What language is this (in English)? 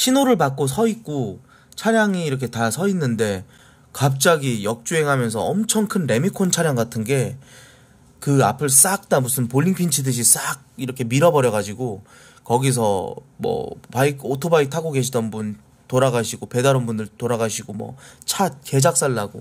Korean